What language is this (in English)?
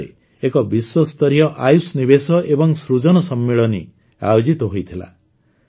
Odia